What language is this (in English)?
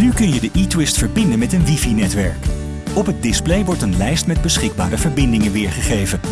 Dutch